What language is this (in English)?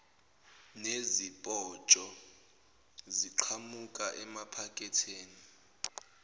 Zulu